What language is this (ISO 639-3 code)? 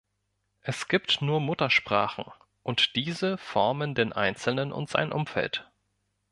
deu